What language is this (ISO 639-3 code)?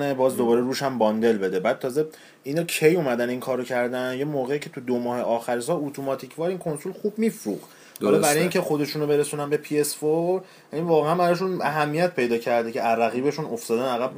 fas